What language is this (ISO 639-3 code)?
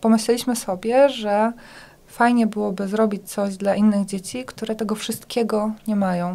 pol